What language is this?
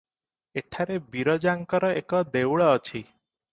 Odia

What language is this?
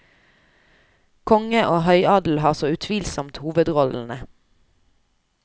Norwegian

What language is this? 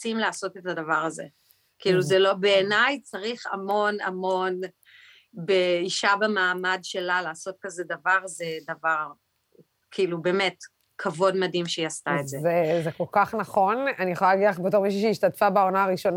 Hebrew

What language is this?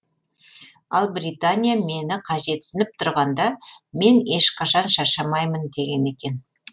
Kazakh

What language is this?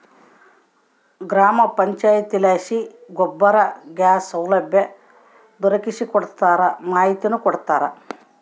Kannada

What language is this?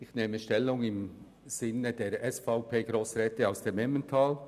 Swiss German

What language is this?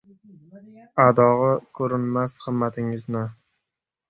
Uzbek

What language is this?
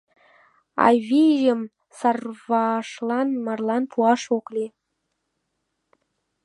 Mari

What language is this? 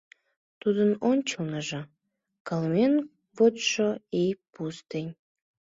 Mari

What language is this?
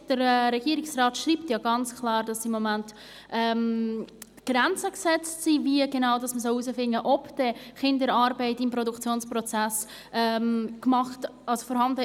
Swiss German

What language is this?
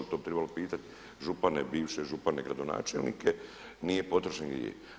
Croatian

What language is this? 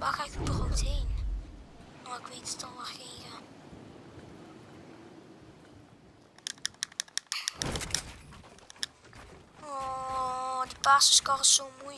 Dutch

